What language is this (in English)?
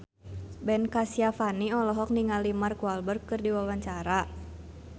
Sundanese